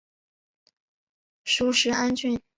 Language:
Chinese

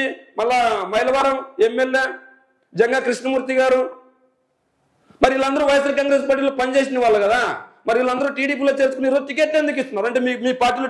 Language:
Telugu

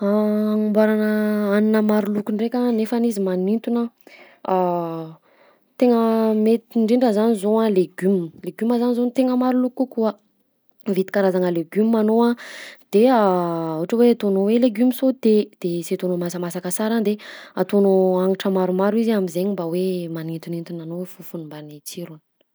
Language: Southern Betsimisaraka Malagasy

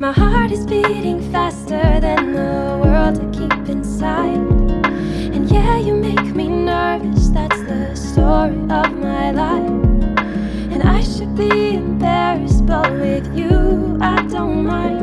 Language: English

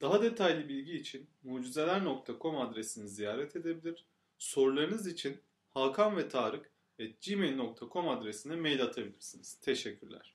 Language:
Turkish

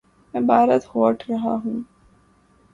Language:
Urdu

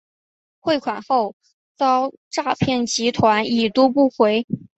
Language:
Chinese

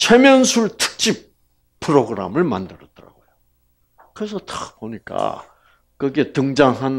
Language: Korean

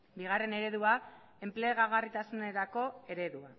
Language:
Basque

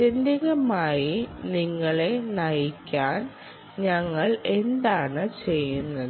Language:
Malayalam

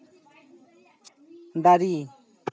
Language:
Santali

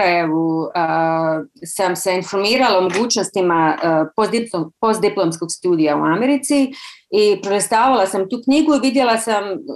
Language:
Croatian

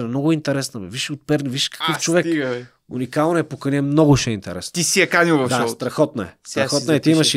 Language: Bulgarian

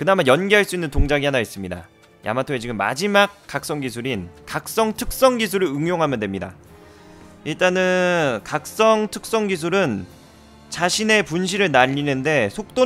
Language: Korean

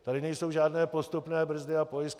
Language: Czech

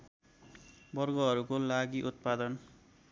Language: Nepali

